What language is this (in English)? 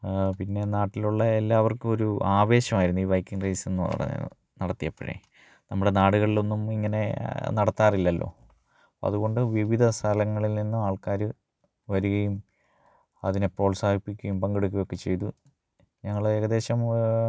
Malayalam